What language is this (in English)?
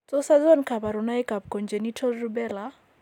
Kalenjin